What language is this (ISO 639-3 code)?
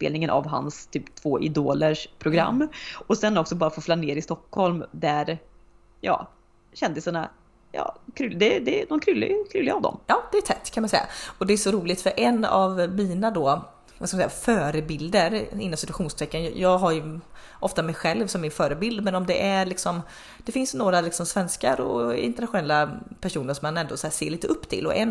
swe